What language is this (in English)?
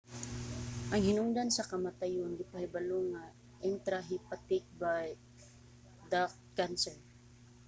Cebuano